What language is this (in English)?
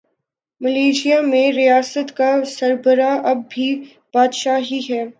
Urdu